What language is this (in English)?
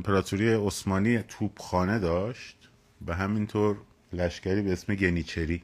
Persian